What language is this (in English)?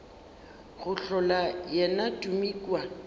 Northern Sotho